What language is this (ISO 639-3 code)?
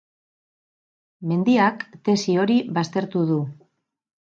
eus